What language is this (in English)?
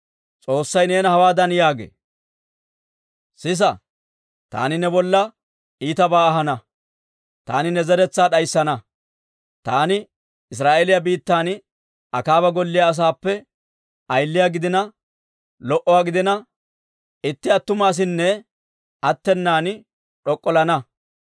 Dawro